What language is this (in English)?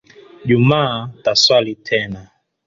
Swahili